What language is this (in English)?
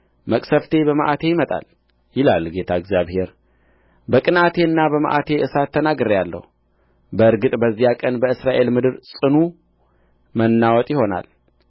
Amharic